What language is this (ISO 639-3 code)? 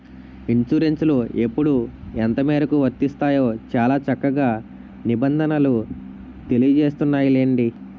tel